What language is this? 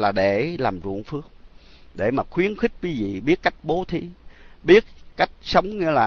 Vietnamese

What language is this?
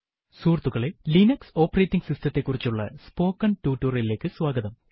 Malayalam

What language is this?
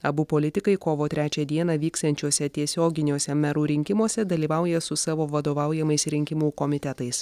Lithuanian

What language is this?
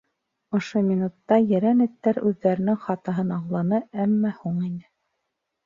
Bashkir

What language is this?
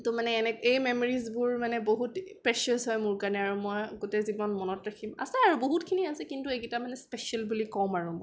Assamese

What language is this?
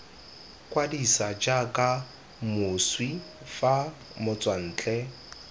Tswana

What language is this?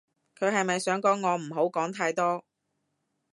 Cantonese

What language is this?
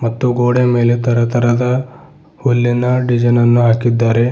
Kannada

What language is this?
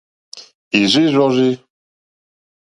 Mokpwe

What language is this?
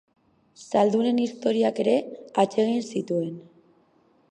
Basque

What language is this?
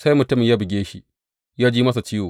Hausa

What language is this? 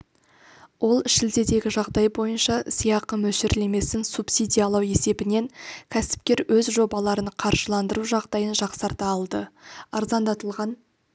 Kazakh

